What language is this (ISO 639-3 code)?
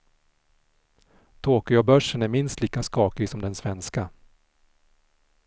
swe